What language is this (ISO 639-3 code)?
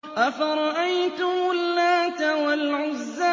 ara